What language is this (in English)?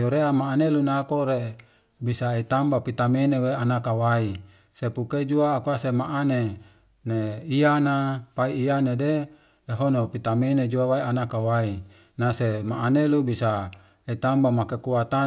Wemale